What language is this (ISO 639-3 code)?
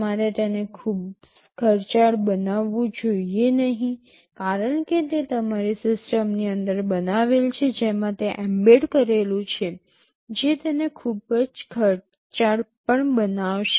guj